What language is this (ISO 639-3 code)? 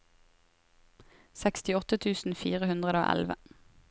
nor